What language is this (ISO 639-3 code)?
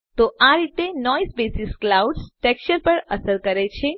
guj